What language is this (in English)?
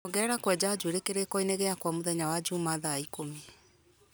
Kikuyu